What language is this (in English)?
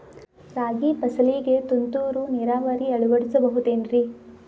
Kannada